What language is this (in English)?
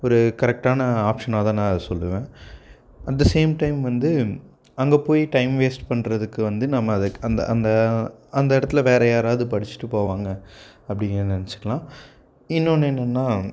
Tamil